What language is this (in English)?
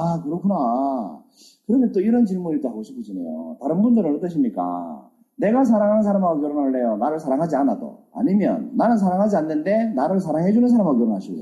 Korean